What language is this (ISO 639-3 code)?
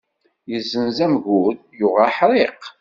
kab